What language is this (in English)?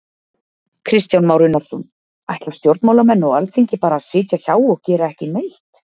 Icelandic